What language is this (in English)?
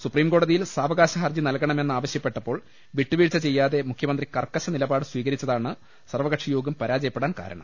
Malayalam